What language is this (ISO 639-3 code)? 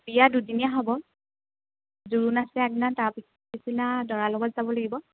asm